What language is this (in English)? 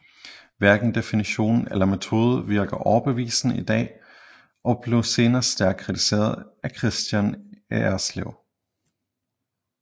Danish